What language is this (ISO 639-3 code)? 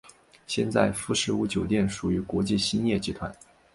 zho